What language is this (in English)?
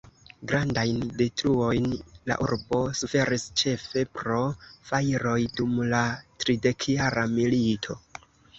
Esperanto